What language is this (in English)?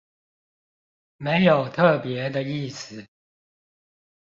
Chinese